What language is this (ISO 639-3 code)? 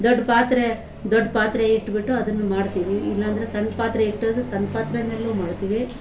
kan